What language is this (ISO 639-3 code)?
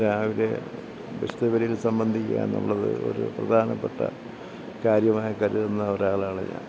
mal